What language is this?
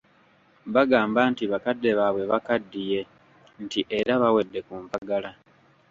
Ganda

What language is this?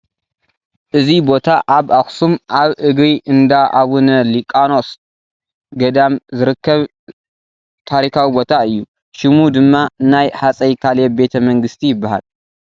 Tigrinya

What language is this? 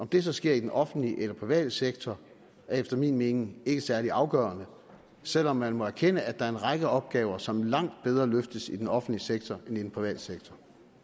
Danish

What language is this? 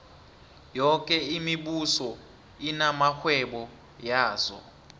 South Ndebele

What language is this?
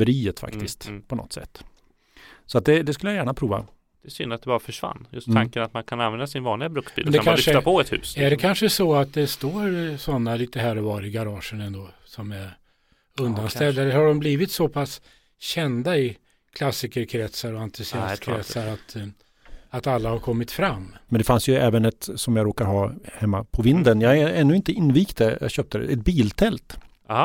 Swedish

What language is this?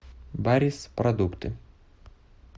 Russian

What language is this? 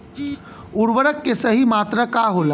Bhojpuri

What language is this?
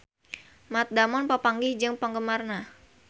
Sundanese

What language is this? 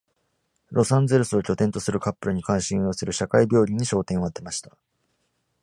Japanese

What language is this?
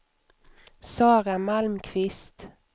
Swedish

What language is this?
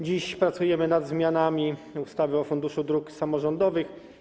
Polish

